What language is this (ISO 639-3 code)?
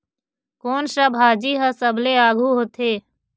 hne